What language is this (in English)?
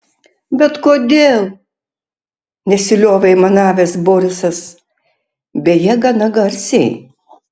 Lithuanian